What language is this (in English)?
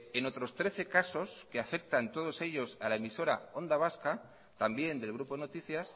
Spanish